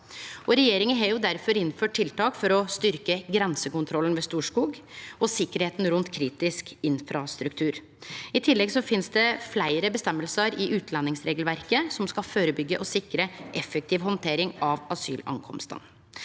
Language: Norwegian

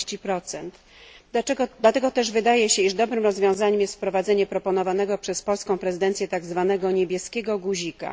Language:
Polish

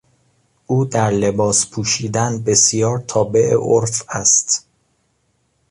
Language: Persian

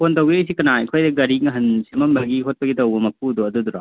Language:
Manipuri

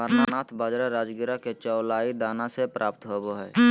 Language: Magahi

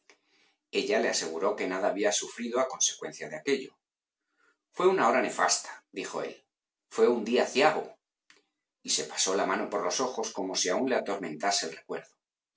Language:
Spanish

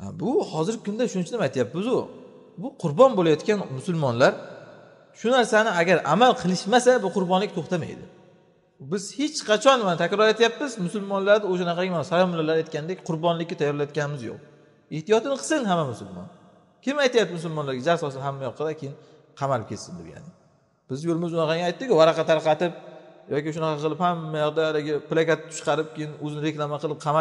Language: Turkish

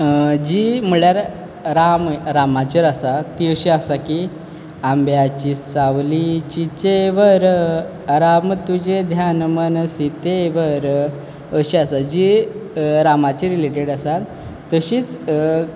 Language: Konkani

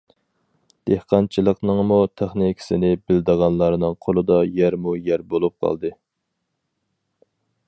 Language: Uyghur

